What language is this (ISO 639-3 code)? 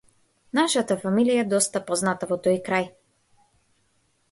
mkd